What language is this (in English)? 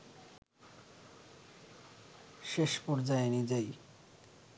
Bangla